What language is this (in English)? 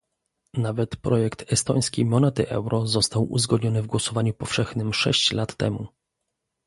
Polish